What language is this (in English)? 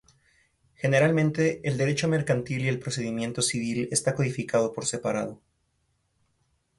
Spanish